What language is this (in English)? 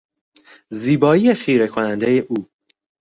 Persian